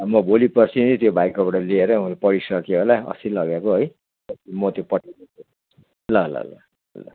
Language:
Nepali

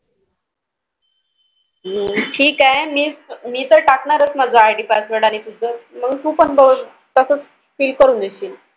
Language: Marathi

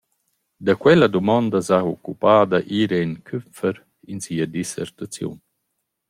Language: Romansh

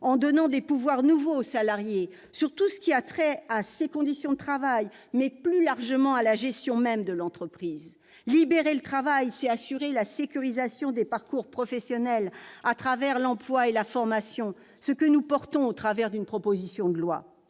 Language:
French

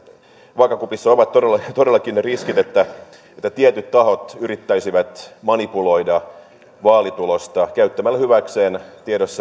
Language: Finnish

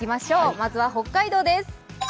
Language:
Japanese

